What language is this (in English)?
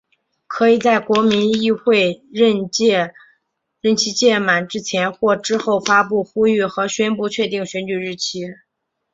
Chinese